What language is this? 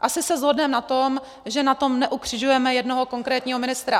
Czech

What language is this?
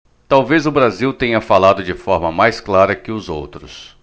Portuguese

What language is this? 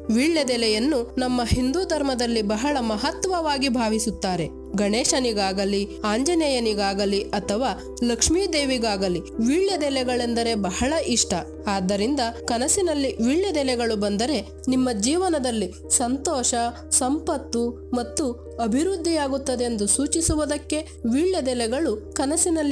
Kannada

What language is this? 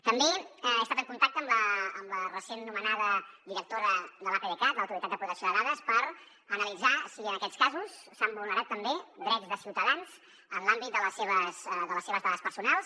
Catalan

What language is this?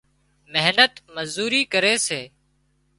Wadiyara Koli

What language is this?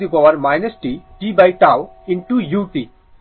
Bangla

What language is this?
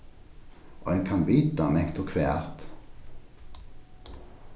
Faroese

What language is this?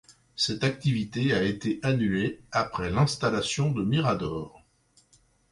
French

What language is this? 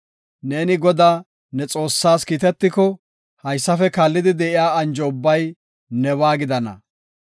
Gofa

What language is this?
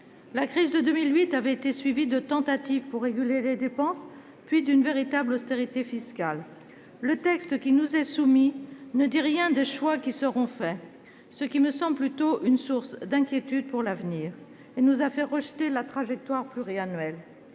French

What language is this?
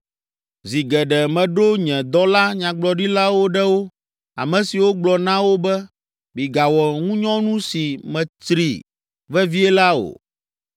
Ewe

